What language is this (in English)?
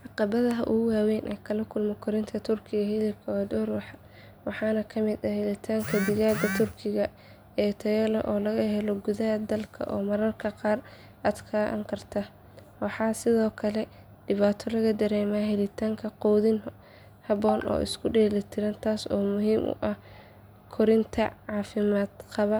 Somali